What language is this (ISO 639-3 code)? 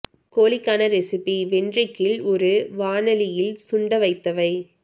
tam